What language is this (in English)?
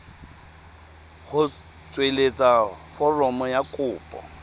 Tswana